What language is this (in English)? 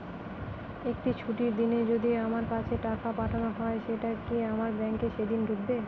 Bangla